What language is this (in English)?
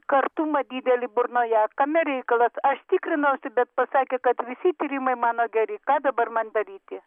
Lithuanian